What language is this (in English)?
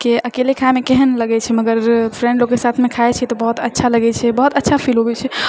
Maithili